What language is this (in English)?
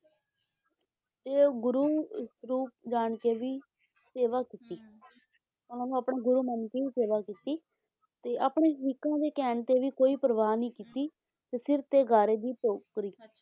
Punjabi